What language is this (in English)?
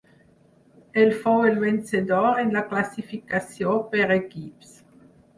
Catalan